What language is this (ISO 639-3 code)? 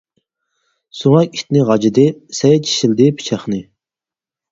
uig